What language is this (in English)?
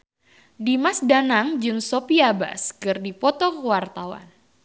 Sundanese